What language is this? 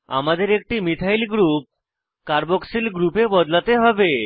Bangla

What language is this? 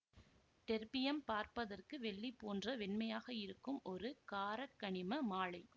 Tamil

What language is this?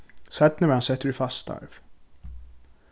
Faroese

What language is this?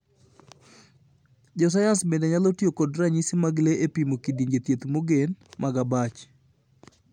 Luo (Kenya and Tanzania)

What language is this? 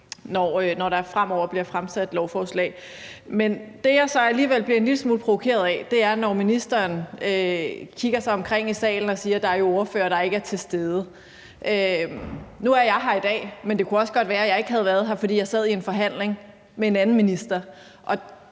Danish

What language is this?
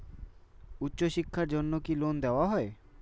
Bangla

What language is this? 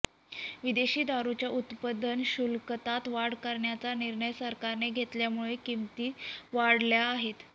Marathi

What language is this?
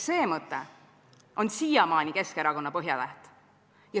Estonian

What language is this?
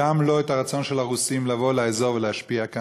Hebrew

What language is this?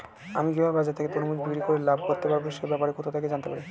Bangla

